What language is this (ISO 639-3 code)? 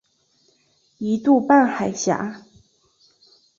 zho